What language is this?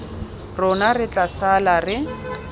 Tswana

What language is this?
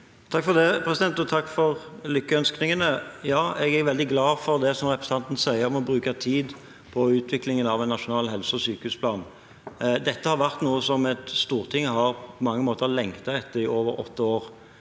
Norwegian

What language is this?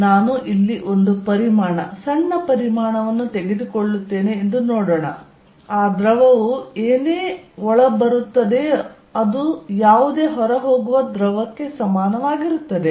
Kannada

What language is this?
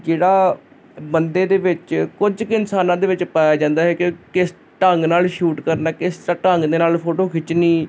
Punjabi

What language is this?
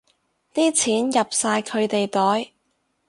Cantonese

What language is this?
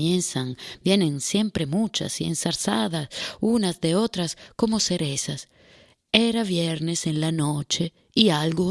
Spanish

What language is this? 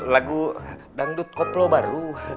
Indonesian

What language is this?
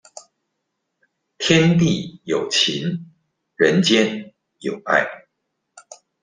Chinese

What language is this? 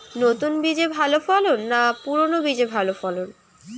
Bangla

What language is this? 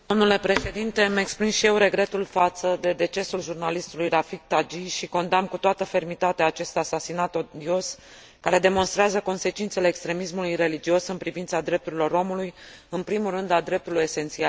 Romanian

